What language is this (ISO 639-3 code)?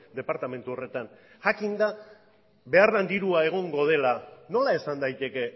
eus